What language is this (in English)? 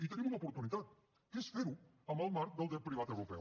Catalan